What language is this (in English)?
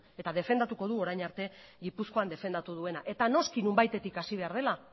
Basque